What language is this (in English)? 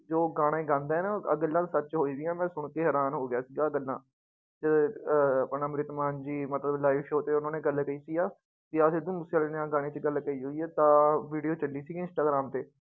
Punjabi